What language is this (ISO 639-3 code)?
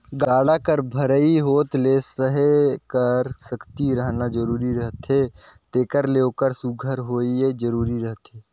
hne